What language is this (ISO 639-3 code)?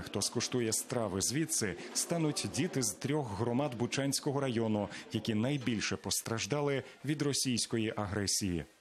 ukr